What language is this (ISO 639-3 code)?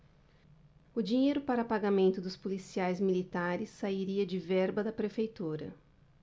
por